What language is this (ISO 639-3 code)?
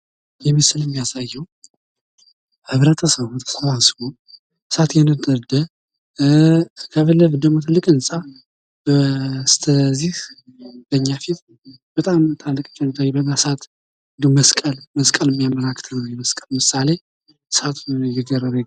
amh